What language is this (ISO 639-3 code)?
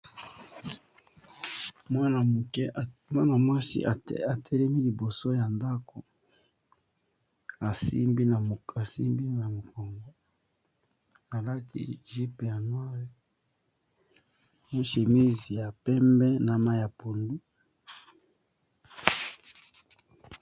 lin